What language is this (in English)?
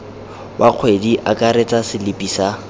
Tswana